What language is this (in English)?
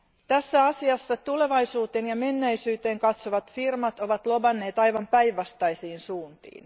Finnish